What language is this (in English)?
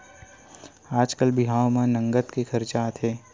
Chhattisgarhi